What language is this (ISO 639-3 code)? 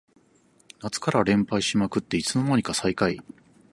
jpn